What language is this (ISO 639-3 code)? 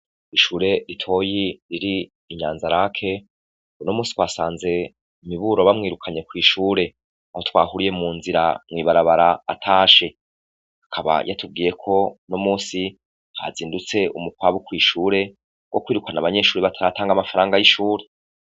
run